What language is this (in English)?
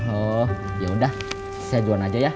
Indonesian